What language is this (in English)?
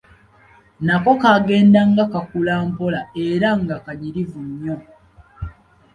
Ganda